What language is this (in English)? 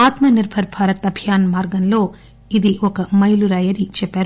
Telugu